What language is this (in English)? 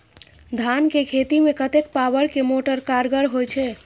Maithili